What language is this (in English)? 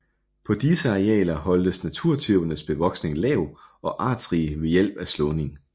Danish